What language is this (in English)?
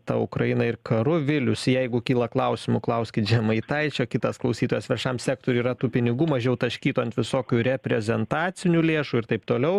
Lithuanian